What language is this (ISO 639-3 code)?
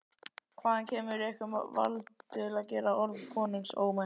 isl